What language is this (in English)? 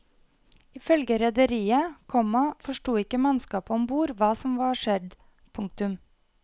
Norwegian